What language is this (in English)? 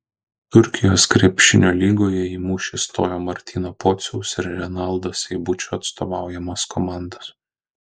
Lithuanian